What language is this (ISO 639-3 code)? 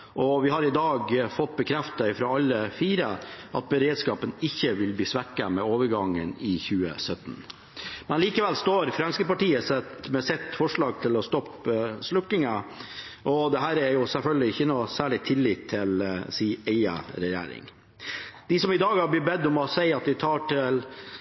nob